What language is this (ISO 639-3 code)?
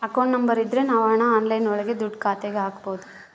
kan